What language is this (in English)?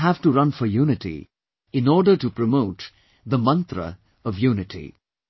English